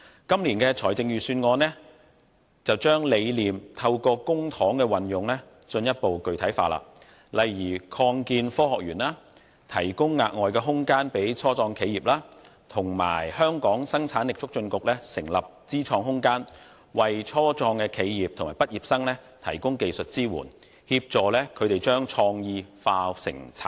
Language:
Cantonese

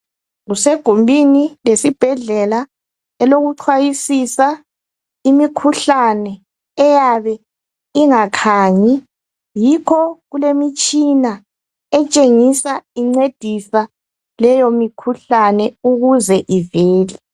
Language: North Ndebele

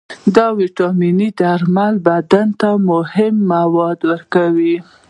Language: Pashto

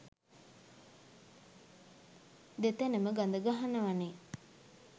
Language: Sinhala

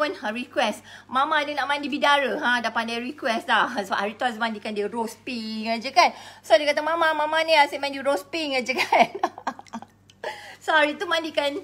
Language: Malay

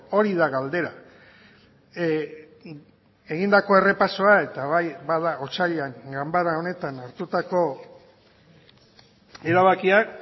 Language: Basque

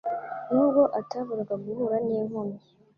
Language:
Kinyarwanda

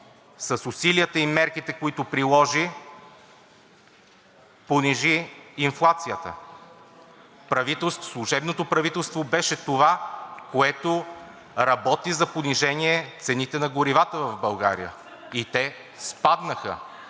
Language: Bulgarian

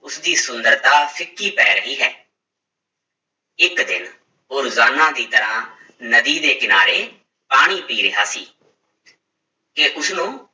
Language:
Punjabi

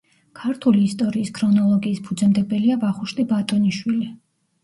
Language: Georgian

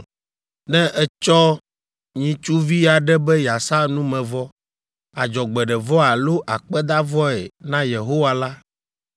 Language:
Ewe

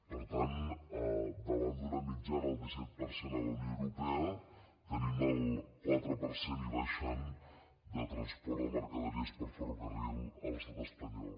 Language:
Catalan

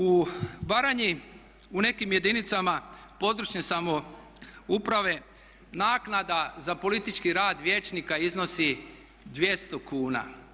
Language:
Croatian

